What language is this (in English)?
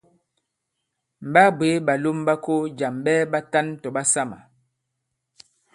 Bankon